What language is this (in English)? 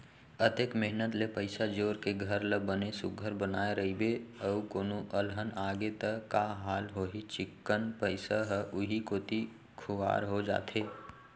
Chhattisgarhi